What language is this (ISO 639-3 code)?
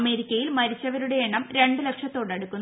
mal